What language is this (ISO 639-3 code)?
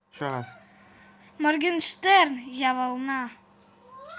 rus